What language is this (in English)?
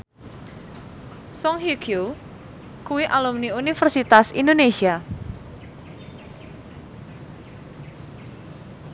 Javanese